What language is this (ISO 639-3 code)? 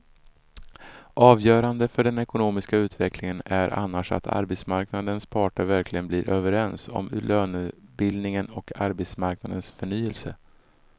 swe